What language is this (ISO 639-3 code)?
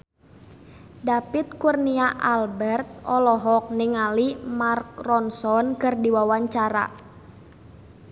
sun